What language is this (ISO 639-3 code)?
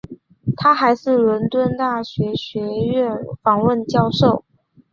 zho